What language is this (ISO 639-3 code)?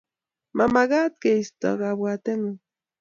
kln